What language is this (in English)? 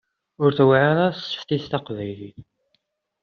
Kabyle